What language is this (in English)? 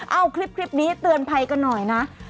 Thai